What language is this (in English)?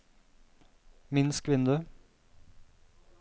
Norwegian